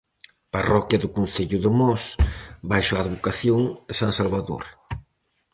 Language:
Galician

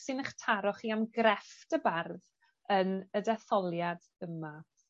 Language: Welsh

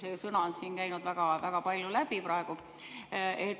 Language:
Estonian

